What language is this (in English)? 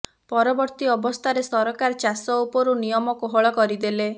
Odia